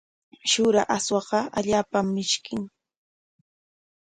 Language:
Corongo Ancash Quechua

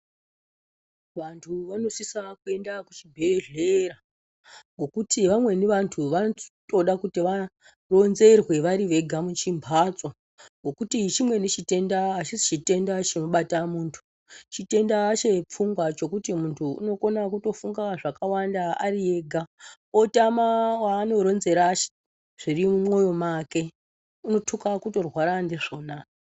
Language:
Ndau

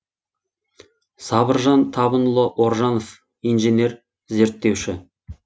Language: Kazakh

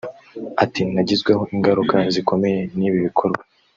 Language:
Kinyarwanda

